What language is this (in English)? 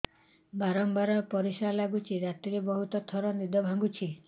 Odia